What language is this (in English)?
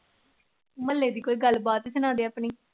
Punjabi